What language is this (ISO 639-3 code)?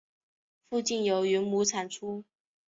zho